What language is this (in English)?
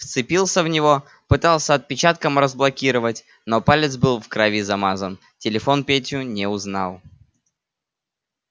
Russian